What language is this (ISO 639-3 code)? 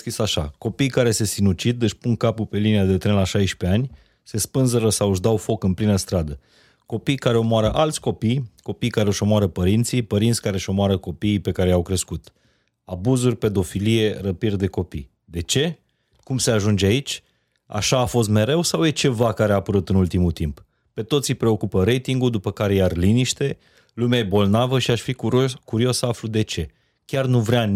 ron